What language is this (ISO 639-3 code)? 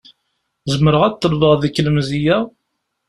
kab